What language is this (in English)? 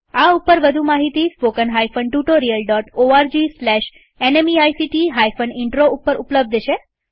Gujarati